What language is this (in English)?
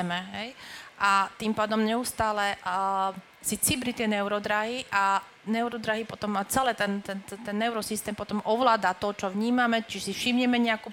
Slovak